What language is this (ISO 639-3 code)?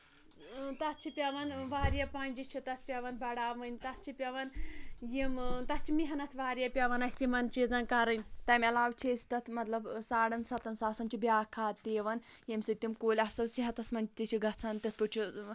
kas